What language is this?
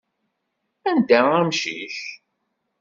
Kabyle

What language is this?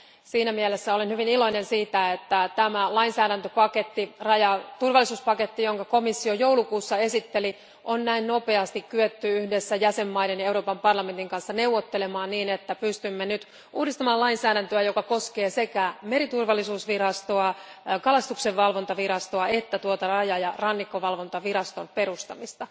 Finnish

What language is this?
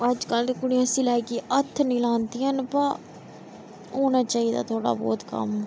Dogri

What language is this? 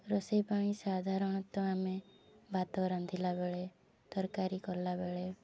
Odia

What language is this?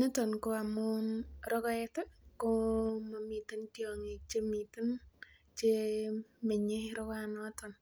Kalenjin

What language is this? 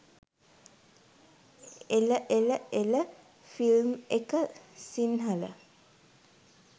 Sinhala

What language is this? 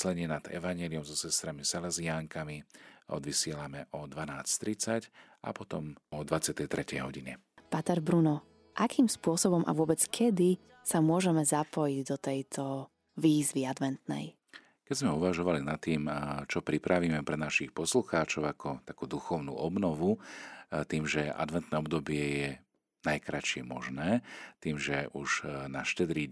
Slovak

